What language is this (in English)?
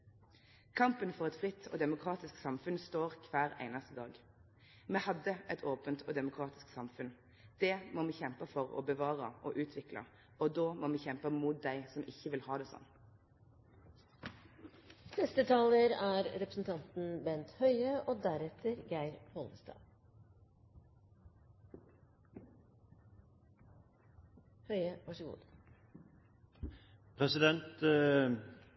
Norwegian